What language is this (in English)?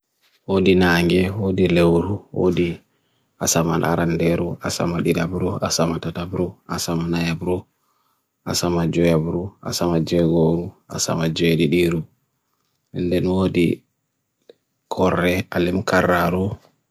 Bagirmi Fulfulde